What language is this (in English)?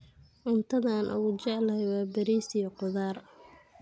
Somali